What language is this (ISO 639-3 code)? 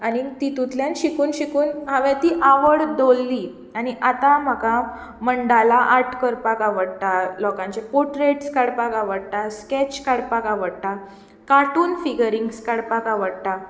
kok